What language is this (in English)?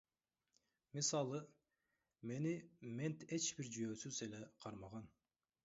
Kyrgyz